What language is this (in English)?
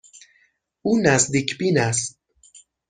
Persian